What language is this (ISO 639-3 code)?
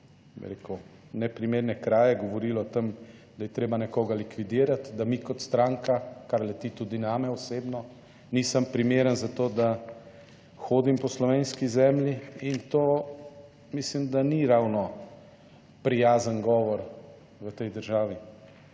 slv